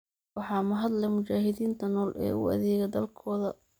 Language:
Somali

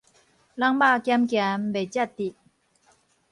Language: Min Nan Chinese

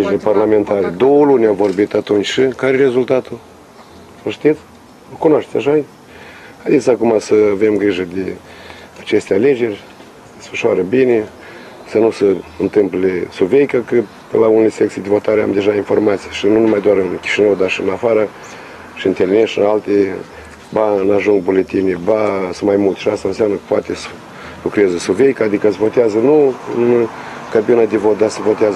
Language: Romanian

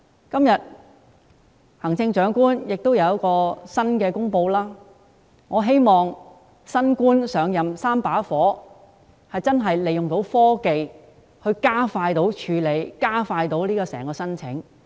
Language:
Cantonese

